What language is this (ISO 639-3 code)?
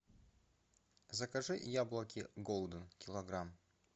rus